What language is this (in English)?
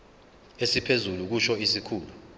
Zulu